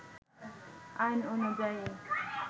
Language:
Bangla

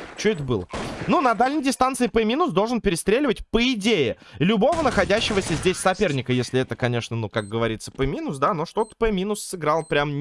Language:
Russian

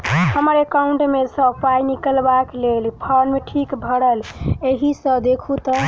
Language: Maithili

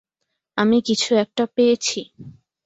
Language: Bangla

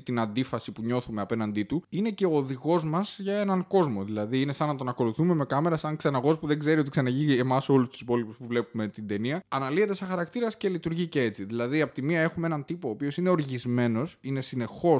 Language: Greek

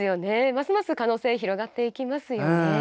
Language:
Japanese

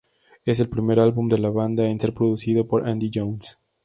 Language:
Spanish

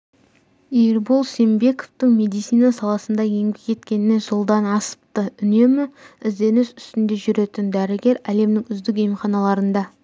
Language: Kazakh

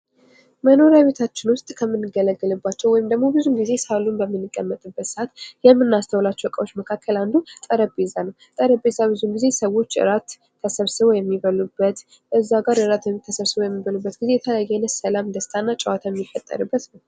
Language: Amharic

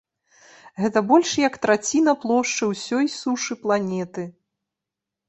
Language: Belarusian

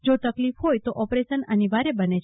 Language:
Gujarati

